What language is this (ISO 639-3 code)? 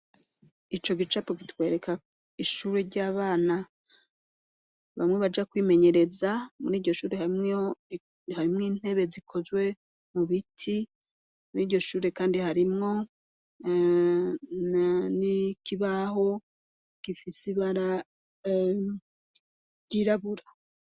run